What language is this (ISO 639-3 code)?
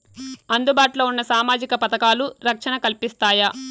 tel